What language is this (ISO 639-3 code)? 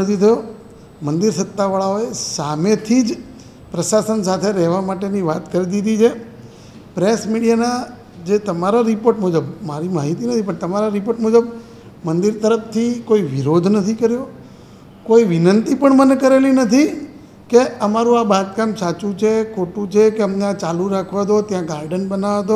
guj